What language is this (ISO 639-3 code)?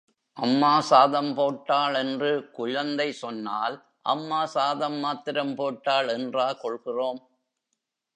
tam